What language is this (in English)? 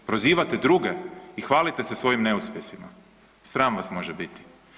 Croatian